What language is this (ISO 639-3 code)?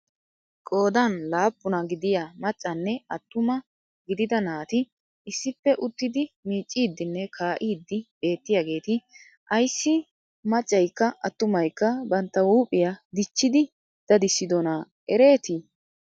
wal